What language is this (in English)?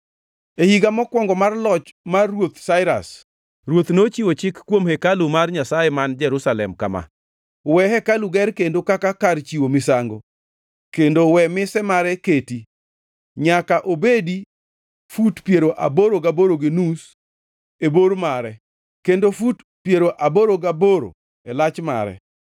Luo (Kenya and Tanzania)